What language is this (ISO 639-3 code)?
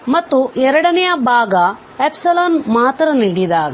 kan